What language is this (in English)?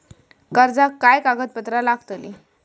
Marathi